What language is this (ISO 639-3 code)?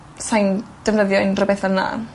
cym